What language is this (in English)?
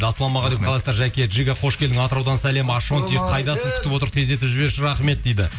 Kazakh